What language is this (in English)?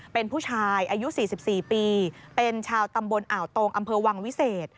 Thai